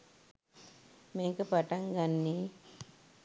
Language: Sinhala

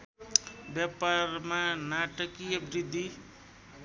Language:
Nepali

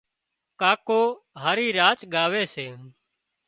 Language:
Wadiyara Koli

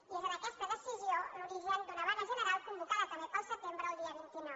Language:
Catalan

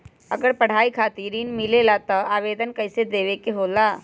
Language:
Magahi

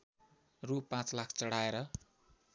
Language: Nepali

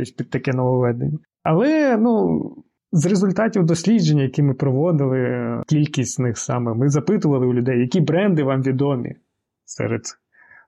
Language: Ukrainian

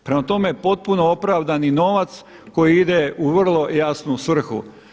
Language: Croatian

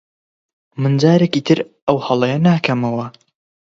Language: Central Kurdish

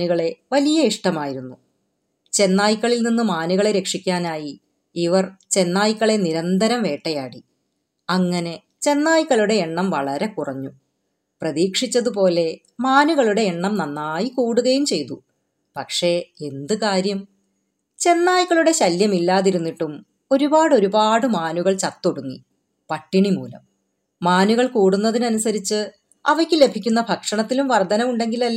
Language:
Malayalam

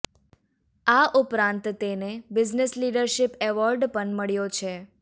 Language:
Gujarati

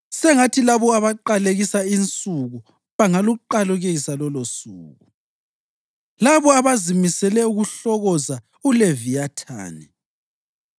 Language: North Ndebele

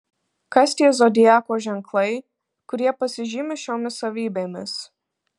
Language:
Lithuanian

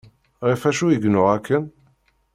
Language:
Kabyle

